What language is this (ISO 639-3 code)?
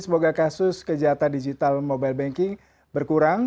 ind